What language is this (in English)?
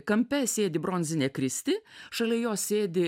Lithuanian